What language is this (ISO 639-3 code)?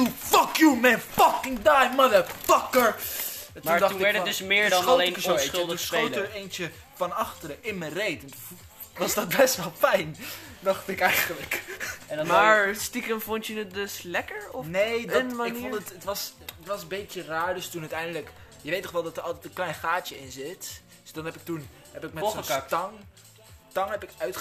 nld